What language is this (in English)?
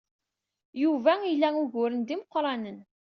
Kabyle